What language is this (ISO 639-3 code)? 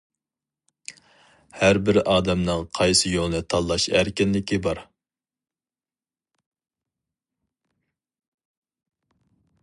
uig